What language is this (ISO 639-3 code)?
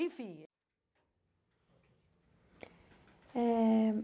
por